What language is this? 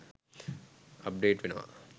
Sinhala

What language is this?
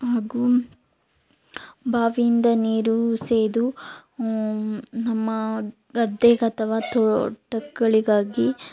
Kannada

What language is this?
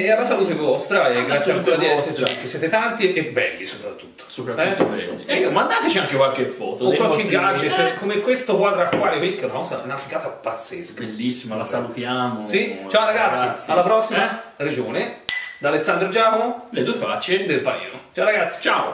Italian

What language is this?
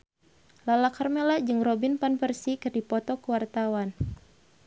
Sundanese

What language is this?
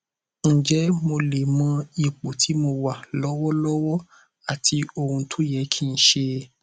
Yoruba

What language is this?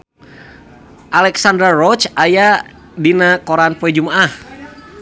Sundanese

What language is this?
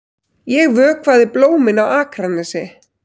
Icelandic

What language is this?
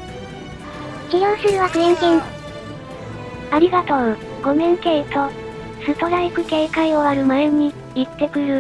Japanese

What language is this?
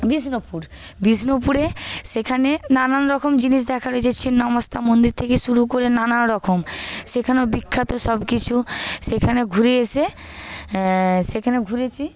Bangla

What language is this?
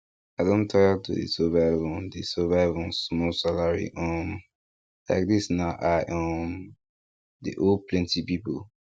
Nigerian Pidgin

